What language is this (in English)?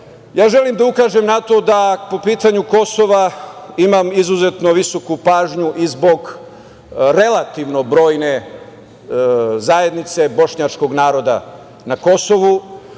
Serbian